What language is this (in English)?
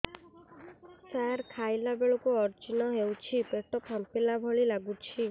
Odia